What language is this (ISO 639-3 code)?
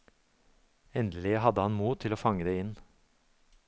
nor